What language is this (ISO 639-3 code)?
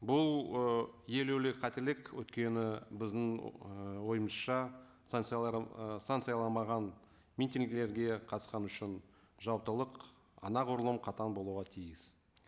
kaz